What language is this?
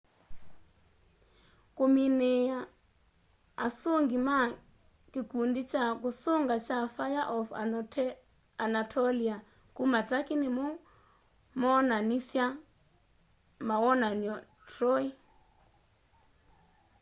Kamba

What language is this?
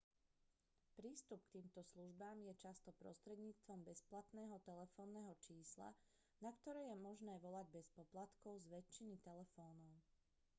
Slovak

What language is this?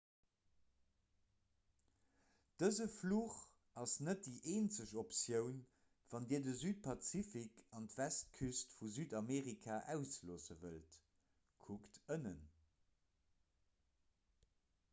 Luxembourgish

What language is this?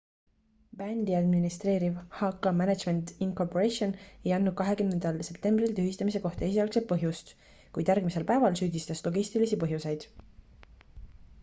Estonian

